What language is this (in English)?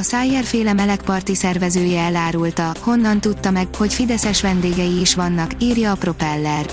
Hungarian